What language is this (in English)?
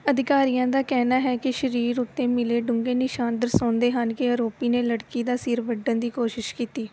Punjabi